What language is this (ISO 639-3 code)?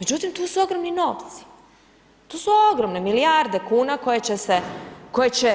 hrv